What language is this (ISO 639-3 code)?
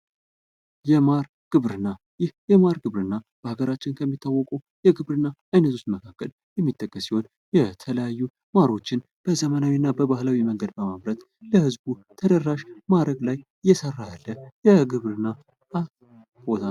amh